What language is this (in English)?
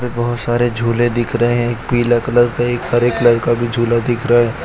Hindi